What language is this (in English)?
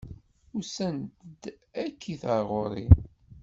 Kabyle